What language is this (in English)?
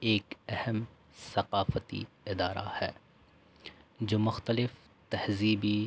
Urdu